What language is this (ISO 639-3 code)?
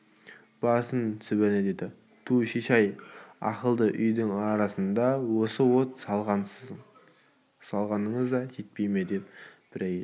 kaz